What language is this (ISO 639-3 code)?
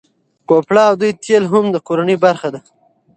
pus